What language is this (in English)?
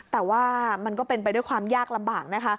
Thai